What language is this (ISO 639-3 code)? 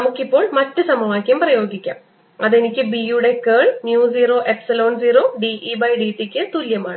mal